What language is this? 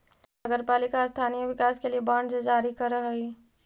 Magahi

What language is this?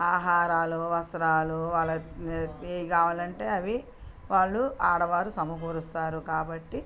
Telugu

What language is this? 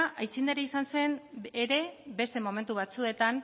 Basque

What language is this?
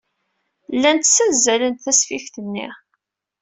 Kabyle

